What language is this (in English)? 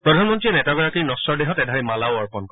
Assamese